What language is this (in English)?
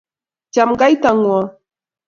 Kalenjin